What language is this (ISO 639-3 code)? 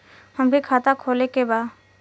bho